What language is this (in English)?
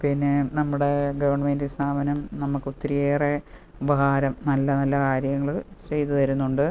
Malayalam